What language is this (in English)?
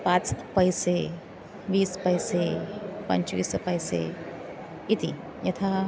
Sanskrit